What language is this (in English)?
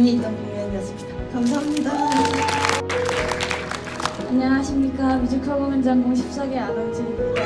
Korean